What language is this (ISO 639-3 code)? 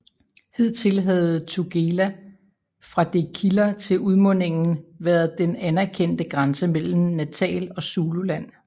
dan